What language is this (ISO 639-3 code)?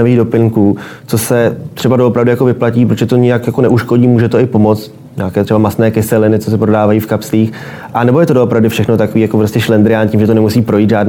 ces